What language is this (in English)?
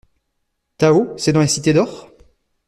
French